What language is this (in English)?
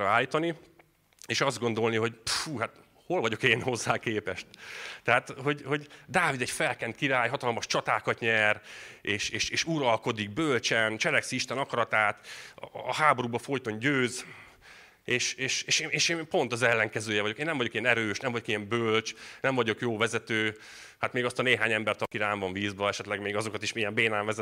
Hungarian